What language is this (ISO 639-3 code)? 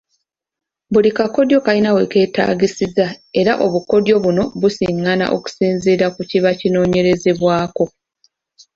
lug